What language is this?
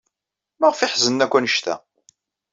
Kabyle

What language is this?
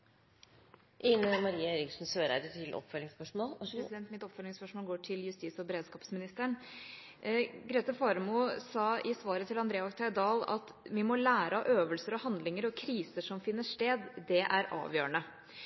Norwegian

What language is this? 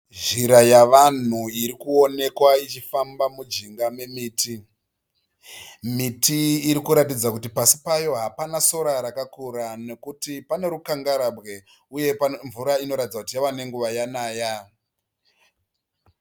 Shona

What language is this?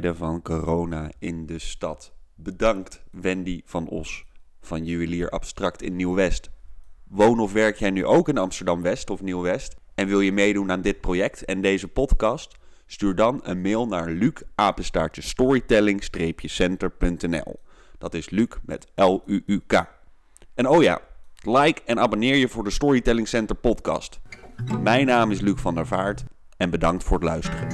Dutch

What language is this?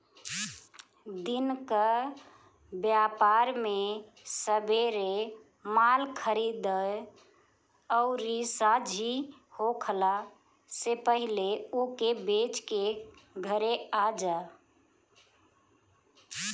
Bhojpuri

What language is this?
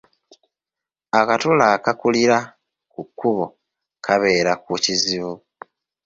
Ganda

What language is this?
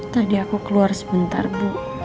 Indonesian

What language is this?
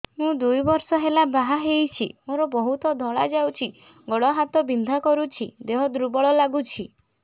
Odia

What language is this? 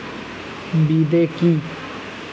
Bangla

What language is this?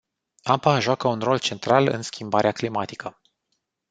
Romanian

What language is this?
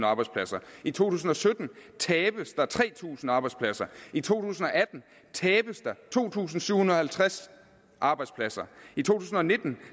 Danish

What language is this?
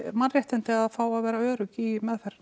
Icelandic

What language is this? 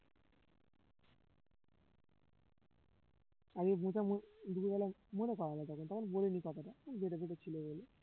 Bangla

